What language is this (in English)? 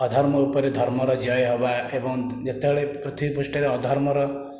Odia